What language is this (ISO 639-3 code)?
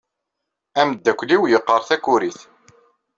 kab